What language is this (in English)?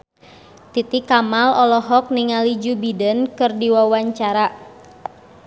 Sundanese